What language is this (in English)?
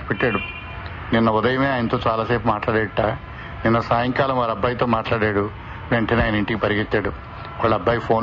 Telugu